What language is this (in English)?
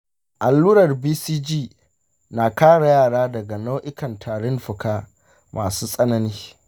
Hausa